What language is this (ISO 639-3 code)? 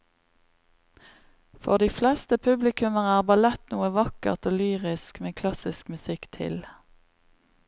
nor